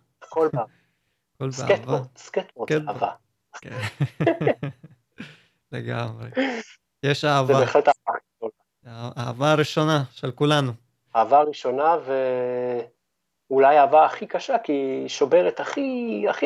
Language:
Hebrew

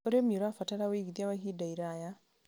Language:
Kikuyu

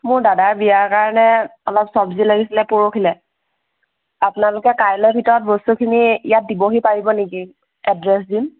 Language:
Assamese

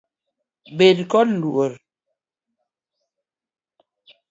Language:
Luo (Kenya and Tanzania)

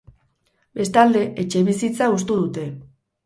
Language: Basque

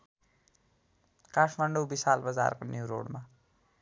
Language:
Nepali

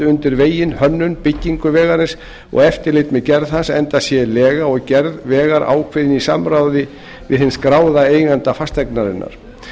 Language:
Icelandic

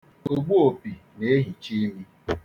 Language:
Igbo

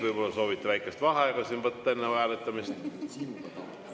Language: Estonian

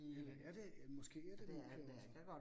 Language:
Danish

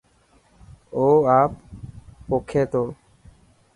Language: Dhatki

